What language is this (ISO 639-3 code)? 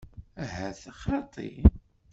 kab